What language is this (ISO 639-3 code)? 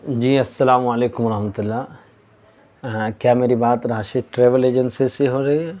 urd